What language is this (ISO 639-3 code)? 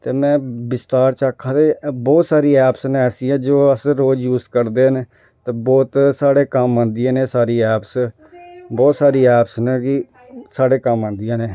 doi